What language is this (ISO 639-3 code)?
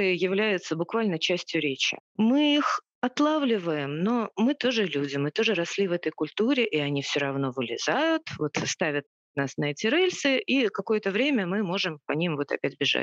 rus